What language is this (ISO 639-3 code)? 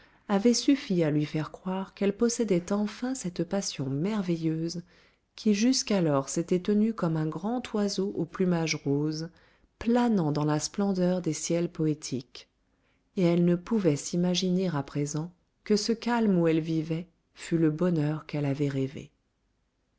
fra